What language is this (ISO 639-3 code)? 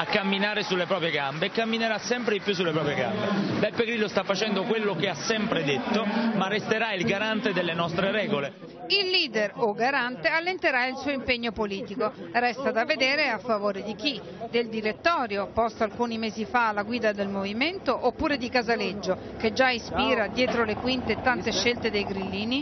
ita